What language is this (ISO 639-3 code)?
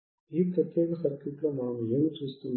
tel